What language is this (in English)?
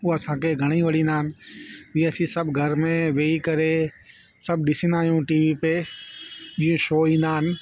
Sindhi